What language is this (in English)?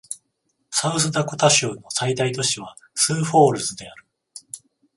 Japanese